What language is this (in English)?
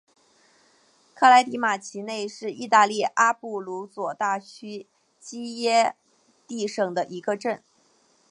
Chinese